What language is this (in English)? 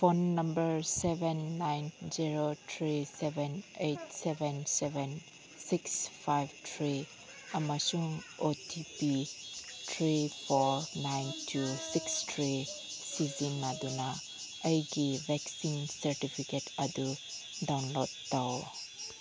Manipuri